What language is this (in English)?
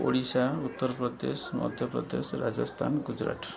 Odia